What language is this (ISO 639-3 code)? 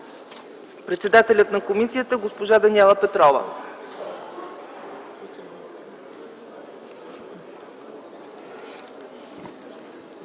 bul